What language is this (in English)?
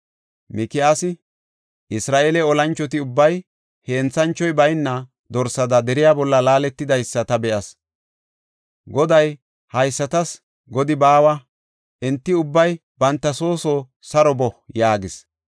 Gofa